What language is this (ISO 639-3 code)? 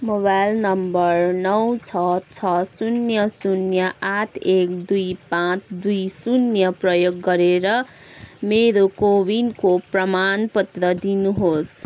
nep